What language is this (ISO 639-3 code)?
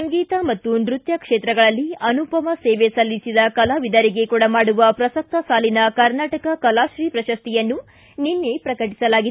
kan